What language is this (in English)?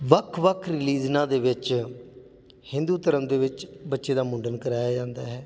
Punjabi